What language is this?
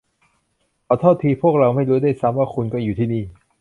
Thai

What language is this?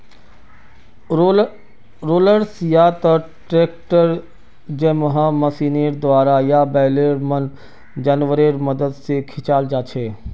Magahi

